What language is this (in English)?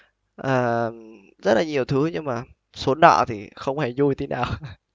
Vietnamese